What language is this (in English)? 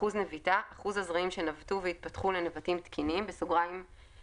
Hebrew